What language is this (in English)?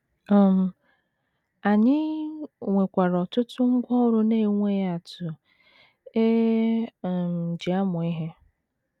Igbo